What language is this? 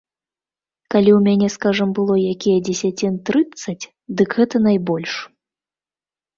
Belarusian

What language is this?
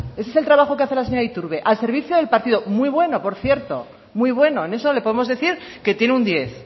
Spanish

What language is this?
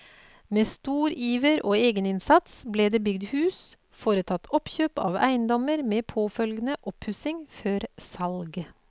Norwegian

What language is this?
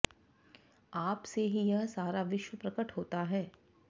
Sanskrit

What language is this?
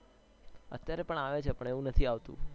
Gujarati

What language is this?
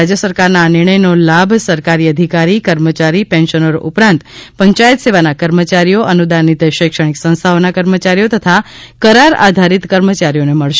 Gujarati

